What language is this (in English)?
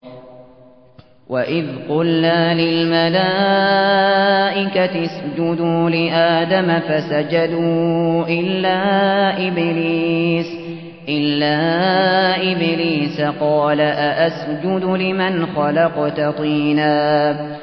Arabic